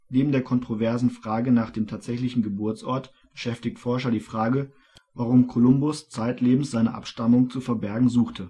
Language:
German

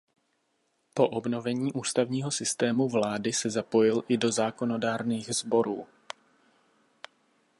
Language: Czech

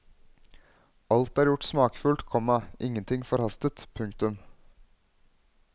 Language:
Norwegian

